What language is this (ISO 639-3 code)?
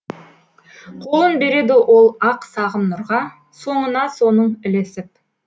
kaz